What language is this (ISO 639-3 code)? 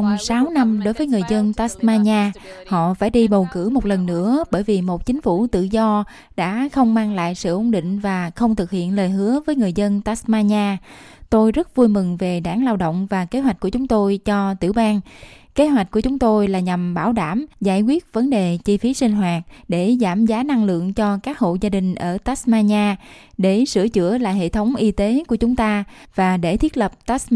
vie